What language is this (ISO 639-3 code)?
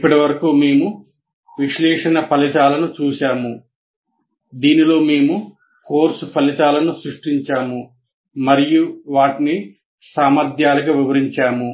tel